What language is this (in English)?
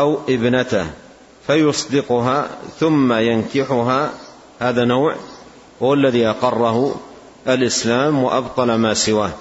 Arabic